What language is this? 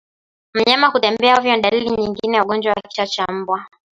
Swahili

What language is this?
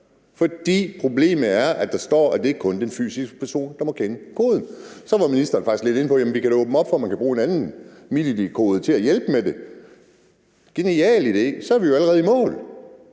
Danish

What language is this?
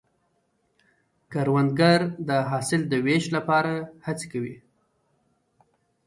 Pashto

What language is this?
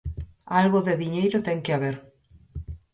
Galician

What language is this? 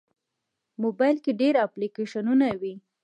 Pashto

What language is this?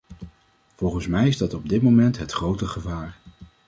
Dutch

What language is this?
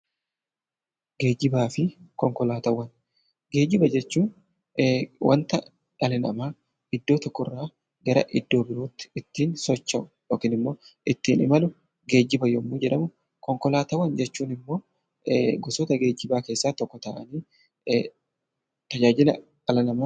Oromo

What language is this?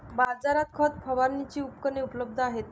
Marathi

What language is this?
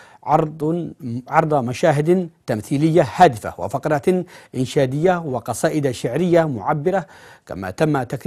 Arabic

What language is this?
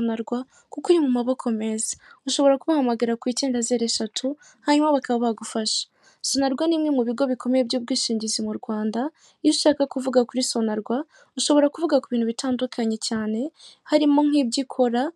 Kinyarwanda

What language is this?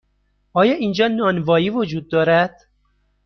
Persian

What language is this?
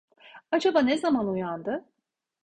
Turkish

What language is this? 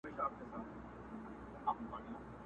Pashto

